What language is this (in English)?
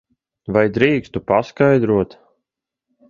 Latvian